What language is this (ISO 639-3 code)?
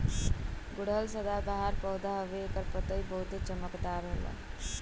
bho